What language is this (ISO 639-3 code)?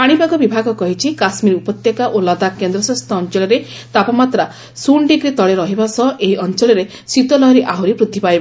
ori